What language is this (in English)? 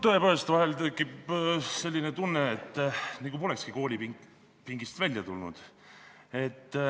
Estonian